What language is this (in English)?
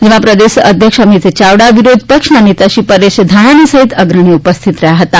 Gujarati